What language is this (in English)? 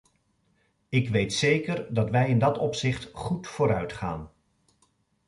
Dutch